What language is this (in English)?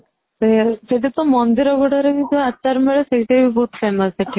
Odia